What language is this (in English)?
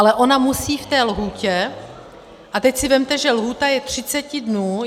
Czech